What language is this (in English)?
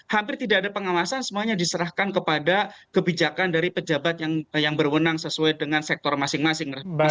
Indonesian